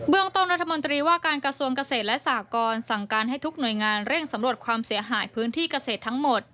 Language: Thai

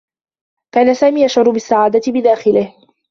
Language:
Arabic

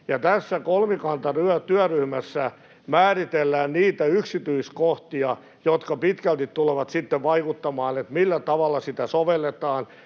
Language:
Finnish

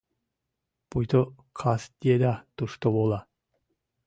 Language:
Mari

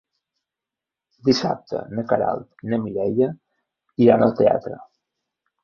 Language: Catalan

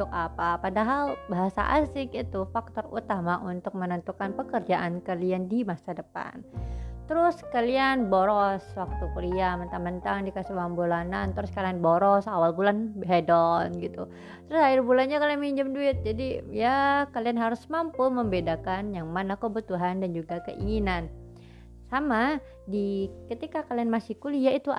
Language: Indonesian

